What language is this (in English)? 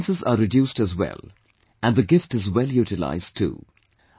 English